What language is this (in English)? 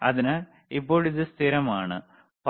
Malayalam